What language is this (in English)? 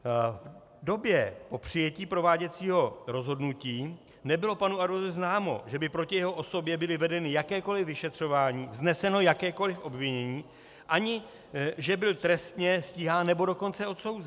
Czech